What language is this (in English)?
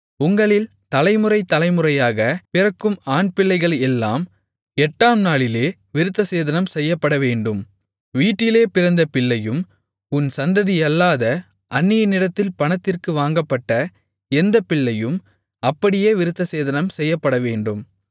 Tamil